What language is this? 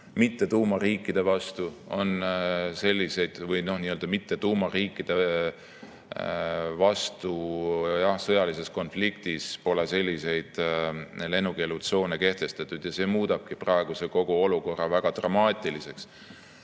Estonian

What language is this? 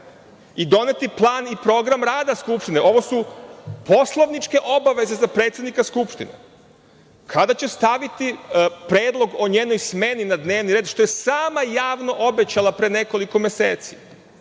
Serbian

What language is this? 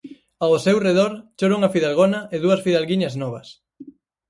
Galician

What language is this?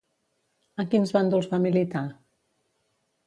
Catalan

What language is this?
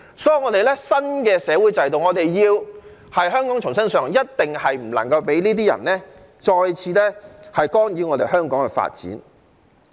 Cantonese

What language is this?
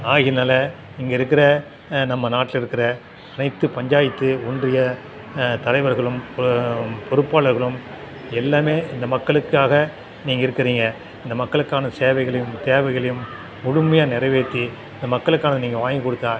Tamil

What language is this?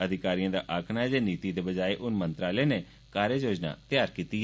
Dogri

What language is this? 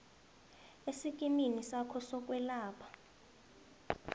South Ndebele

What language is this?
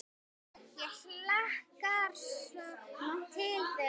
Icelandic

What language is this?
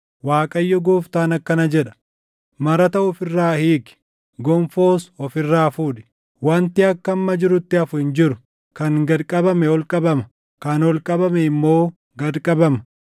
Oromo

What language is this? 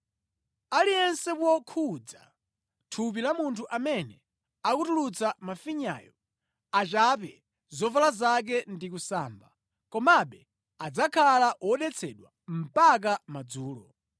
Nyanja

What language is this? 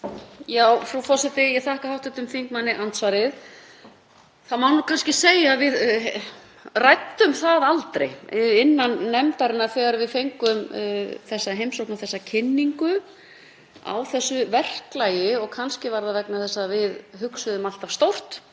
Icelandic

